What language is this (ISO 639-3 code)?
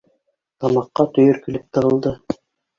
bak